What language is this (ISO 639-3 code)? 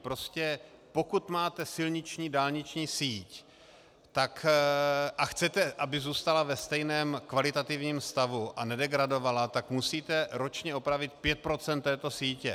ces